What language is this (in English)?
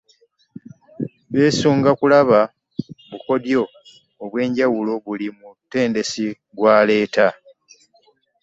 Ganda